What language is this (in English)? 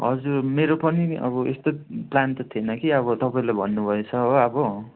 Nepali